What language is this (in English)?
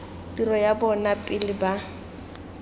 Tswana